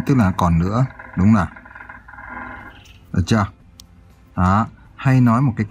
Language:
Vietnamese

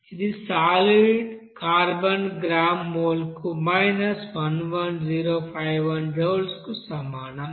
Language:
Telugu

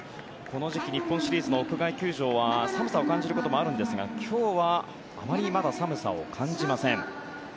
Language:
Japanese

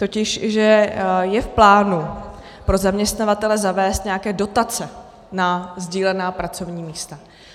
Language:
Czech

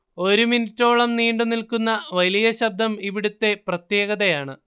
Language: Malayalam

